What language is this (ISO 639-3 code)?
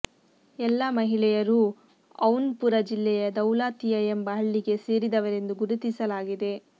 kan